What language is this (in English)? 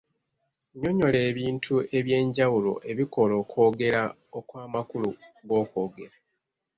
Ganda